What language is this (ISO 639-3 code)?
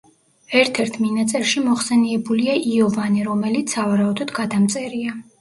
kat